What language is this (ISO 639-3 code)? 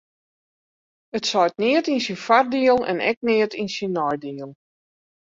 fry